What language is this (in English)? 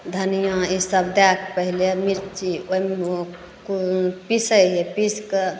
Maithili